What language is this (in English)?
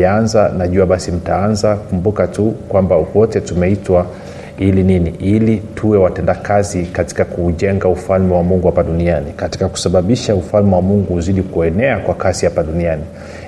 Swahili